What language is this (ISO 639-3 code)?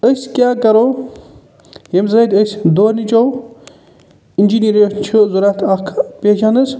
kas